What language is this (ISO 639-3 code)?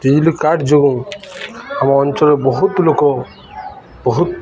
ori